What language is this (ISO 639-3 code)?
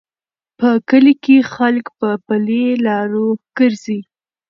pus